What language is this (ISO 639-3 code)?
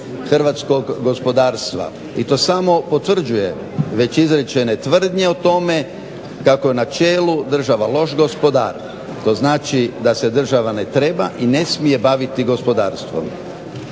hrv